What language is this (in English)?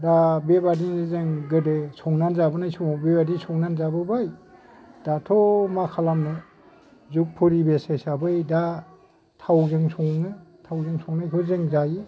Bodo